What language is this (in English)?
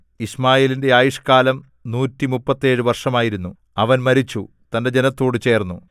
Malayalam